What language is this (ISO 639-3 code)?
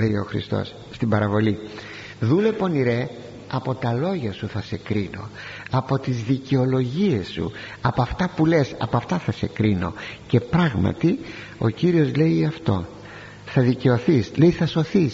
ell